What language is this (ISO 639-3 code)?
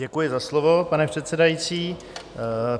ces